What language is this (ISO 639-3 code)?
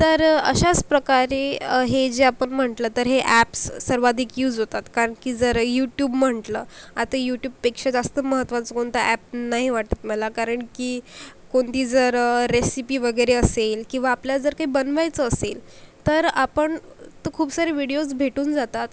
mar